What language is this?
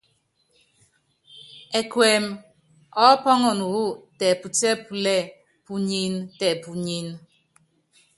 Yangben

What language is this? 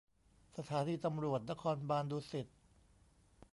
Thai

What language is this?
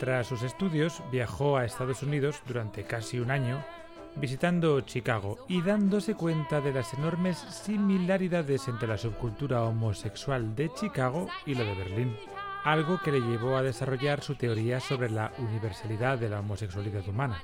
Spanish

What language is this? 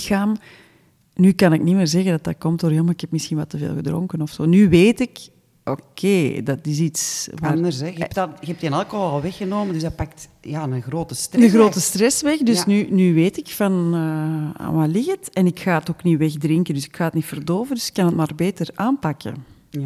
Dutch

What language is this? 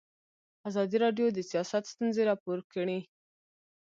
Pashto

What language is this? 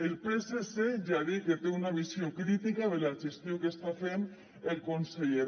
Catalan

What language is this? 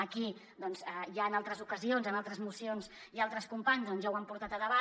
Catalan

